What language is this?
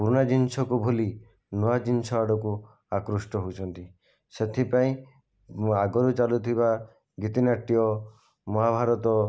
Odia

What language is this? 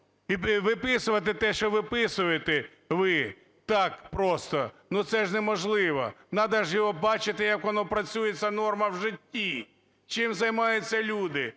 Ukrainian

